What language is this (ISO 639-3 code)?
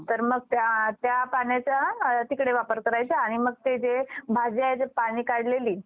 mar